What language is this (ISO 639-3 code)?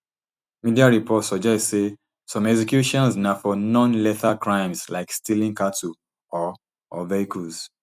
pcm